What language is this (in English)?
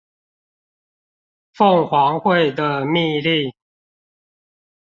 Chinese